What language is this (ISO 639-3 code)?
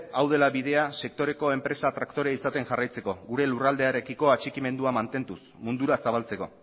eus